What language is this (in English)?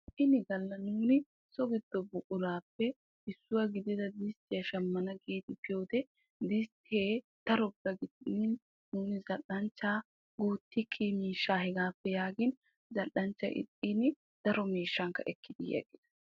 Wolaytta